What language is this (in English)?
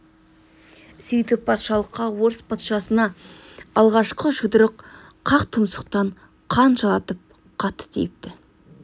Kazakh